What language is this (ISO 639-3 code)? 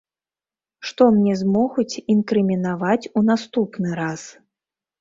bel